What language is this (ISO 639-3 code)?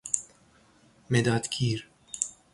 fas